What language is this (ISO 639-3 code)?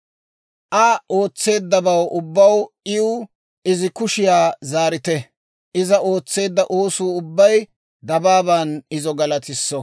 dwr